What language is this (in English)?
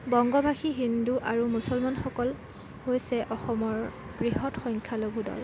Assamese